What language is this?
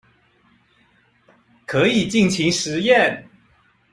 Chinese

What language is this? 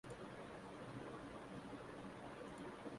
Urdu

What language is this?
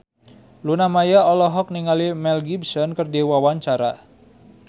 Sundanese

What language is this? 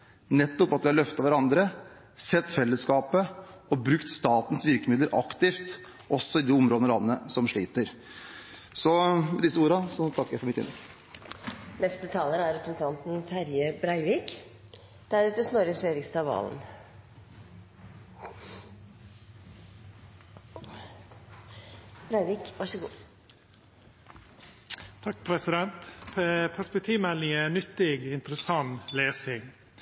Norwegian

